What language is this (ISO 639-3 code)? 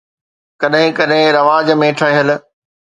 snd